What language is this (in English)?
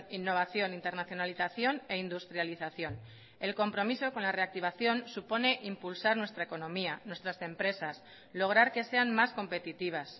Spanish